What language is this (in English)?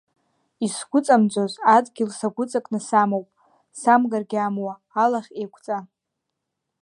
Abkhazian